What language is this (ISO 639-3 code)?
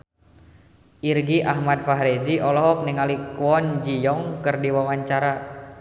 sun